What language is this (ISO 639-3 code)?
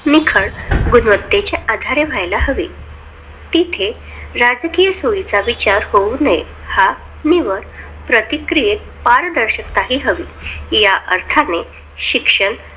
mar